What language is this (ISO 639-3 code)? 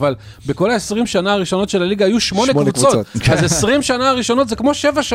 heb